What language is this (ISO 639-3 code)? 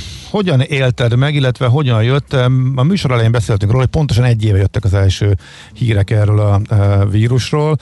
hun